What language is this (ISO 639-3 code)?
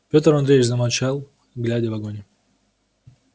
rus